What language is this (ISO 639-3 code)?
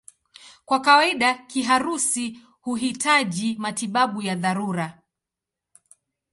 swa